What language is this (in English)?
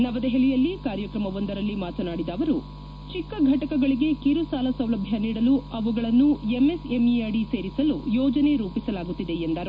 Kannada